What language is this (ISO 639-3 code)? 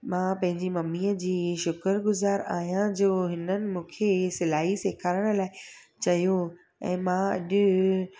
snd